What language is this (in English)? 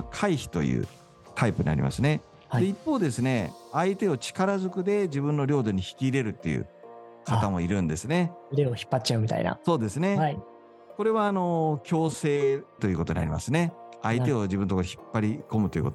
Japanese